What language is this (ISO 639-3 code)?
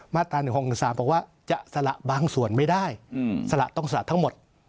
tha